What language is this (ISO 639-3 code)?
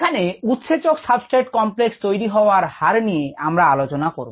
ben